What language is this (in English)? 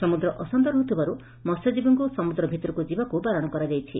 Odia